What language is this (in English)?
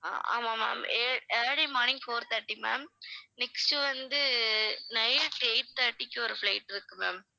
Tamil